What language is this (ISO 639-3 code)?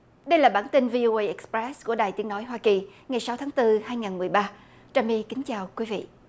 vie